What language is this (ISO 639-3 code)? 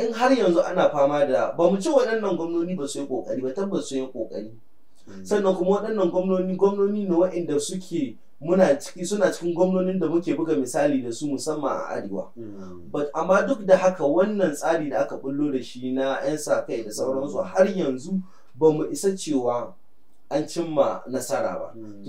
ara